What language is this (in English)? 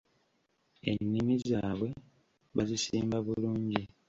Ganda